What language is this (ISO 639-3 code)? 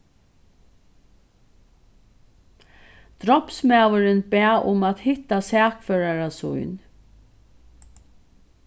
fao